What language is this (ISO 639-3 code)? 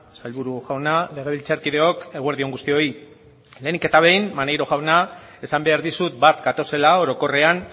eus